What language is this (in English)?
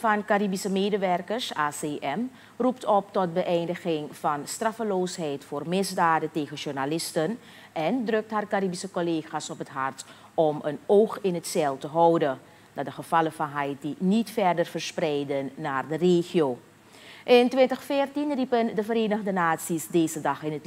Dutch